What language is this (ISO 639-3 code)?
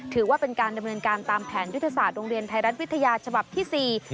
tha